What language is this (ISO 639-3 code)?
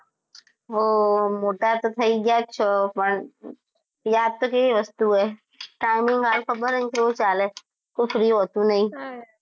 guj